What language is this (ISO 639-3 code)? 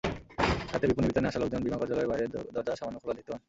ben